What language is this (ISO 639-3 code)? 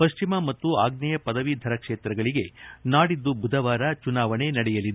kan